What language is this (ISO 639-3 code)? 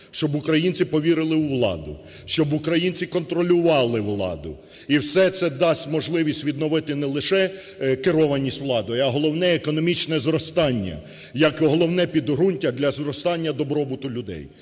ukr